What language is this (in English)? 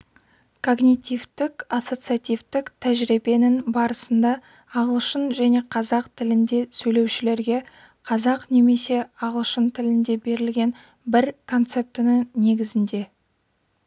Kazakh